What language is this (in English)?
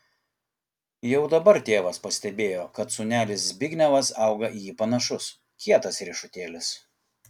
Lithuanian